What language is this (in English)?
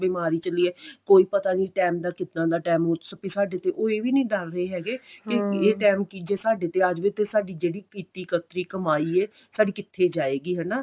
Punjabi